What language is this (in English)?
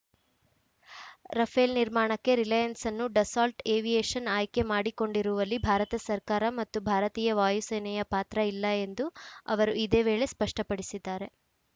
Kannada